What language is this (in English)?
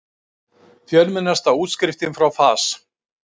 Icelandic